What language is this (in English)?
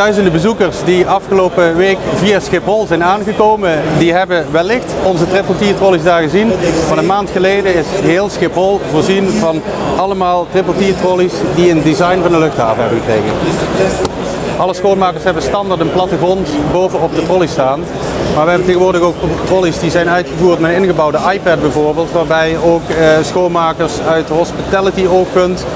Dutch